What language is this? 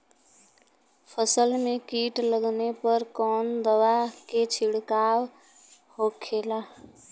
Bhojpuri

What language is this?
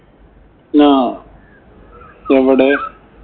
Malayalam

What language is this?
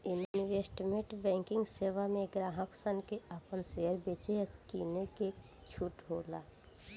Bhojpuri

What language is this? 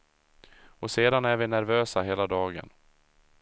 Swedish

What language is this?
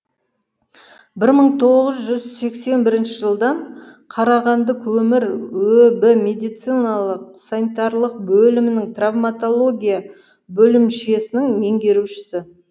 Kazakh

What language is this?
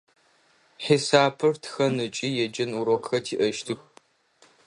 Adyghe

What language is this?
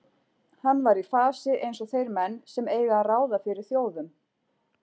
Icelandic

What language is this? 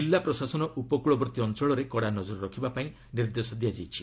Odia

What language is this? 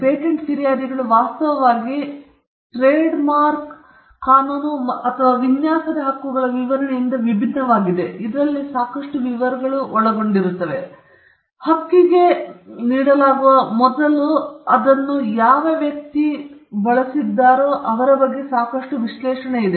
Kannada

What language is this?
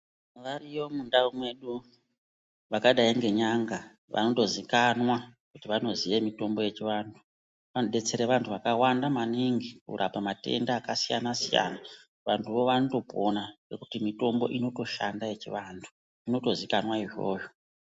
Ndau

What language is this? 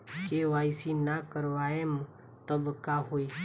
Bhojpuri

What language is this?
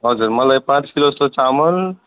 Nepali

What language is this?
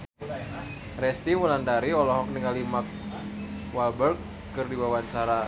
Sundanese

